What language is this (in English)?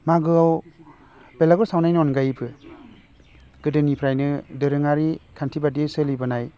Bodo